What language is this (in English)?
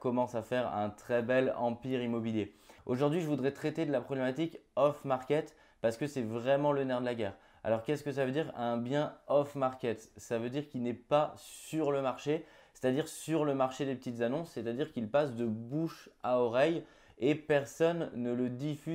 French